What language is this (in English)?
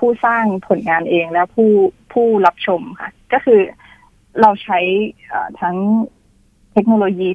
Thai